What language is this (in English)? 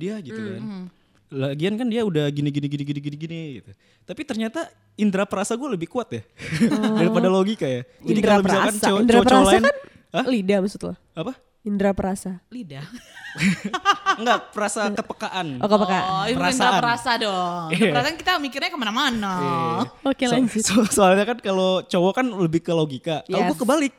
Indonesian